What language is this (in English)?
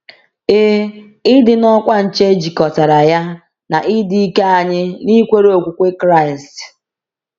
Igbo